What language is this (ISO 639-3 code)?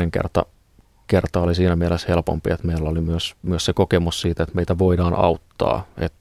fin